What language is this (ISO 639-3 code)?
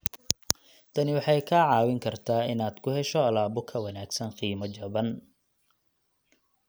som